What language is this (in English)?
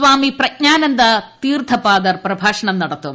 Malayalam